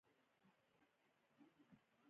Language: Pashto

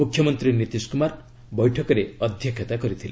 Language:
Odia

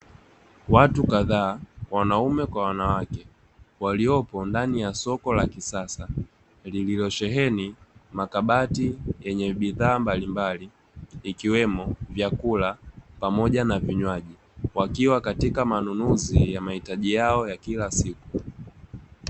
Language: Swahili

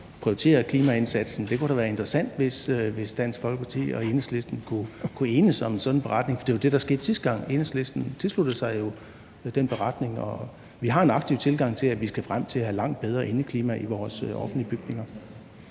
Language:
Danish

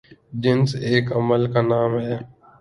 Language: Urdu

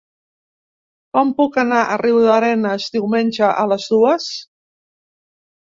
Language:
Catalan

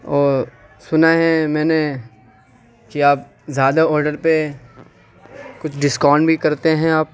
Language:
Urdu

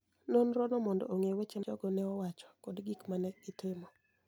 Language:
Luo (Kenya and Tanzania)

